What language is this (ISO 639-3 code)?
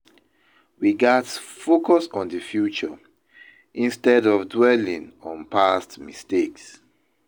pcm